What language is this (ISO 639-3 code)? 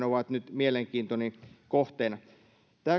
fin